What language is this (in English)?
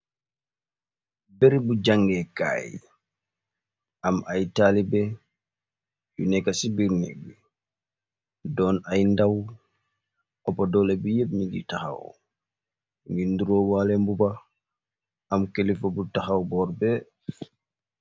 Wolof